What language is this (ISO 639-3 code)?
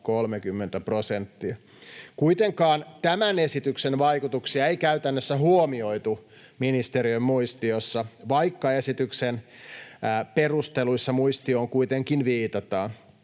fin